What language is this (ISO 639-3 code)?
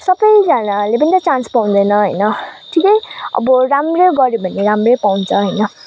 nep